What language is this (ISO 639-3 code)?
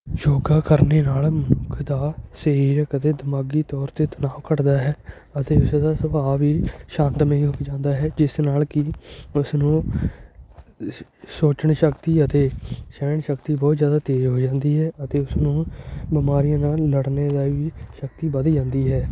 pan